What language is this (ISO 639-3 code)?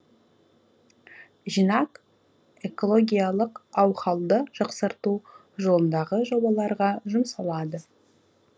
kaz